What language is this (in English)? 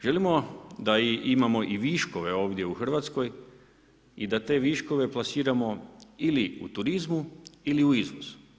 Croatian